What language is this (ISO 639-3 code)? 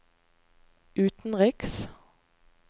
nor